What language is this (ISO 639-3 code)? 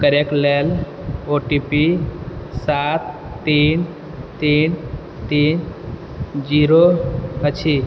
mai